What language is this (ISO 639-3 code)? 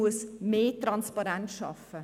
gsw